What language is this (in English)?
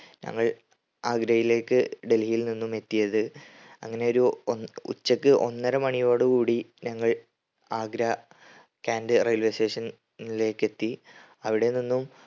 Malayalam